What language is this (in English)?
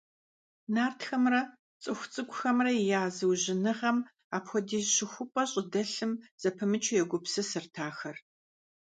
Kabardian